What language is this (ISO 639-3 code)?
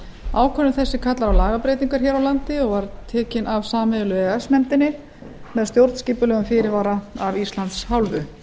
isl